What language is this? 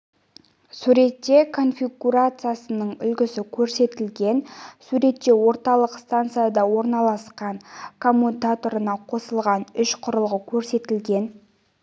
Kazakh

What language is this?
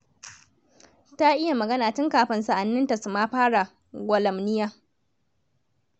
Hausa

